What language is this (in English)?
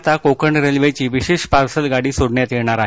Marathi